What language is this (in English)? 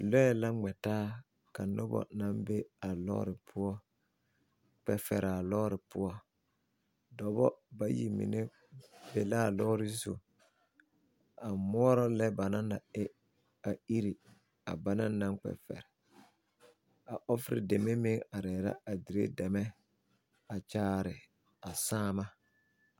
Southern Dagaare